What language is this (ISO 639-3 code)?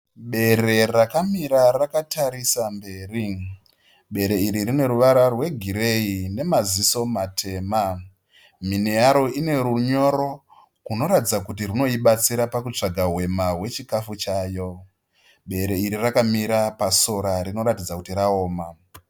sna